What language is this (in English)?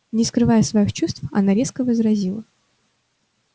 Russian